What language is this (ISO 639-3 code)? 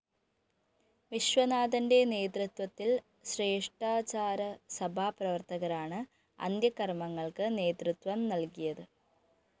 mal